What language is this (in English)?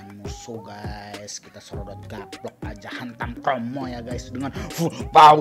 Indonesian